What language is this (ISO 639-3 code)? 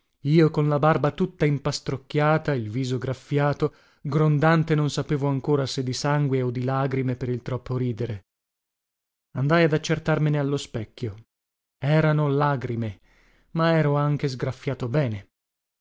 ita